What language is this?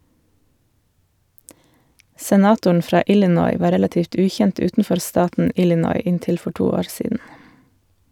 Norwegian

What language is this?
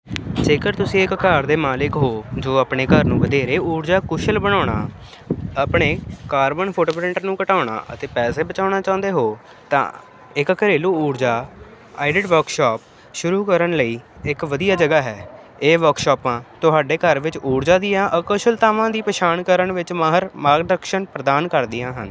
Punjabi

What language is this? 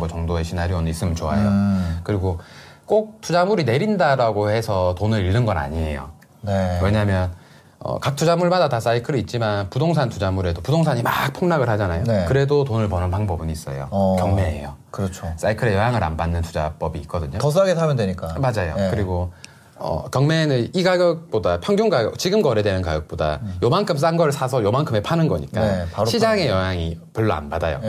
Korean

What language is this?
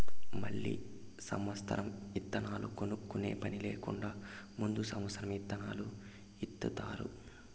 Telugu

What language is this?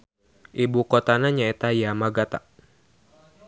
Sundanese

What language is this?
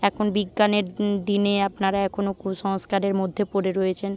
Bangla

